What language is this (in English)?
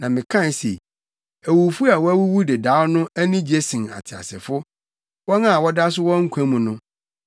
Akan